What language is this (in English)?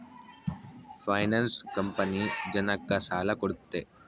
Kannada